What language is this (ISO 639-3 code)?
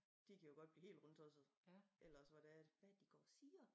dan